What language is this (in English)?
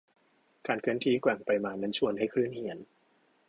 Thai